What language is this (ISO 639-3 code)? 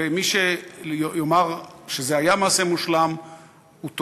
heb